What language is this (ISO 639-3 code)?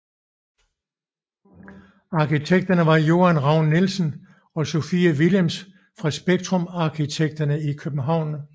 dan